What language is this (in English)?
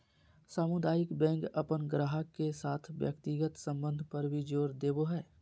Magahi